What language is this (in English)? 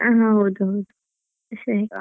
Kannada